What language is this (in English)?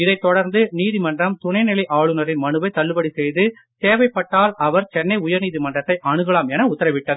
Tamil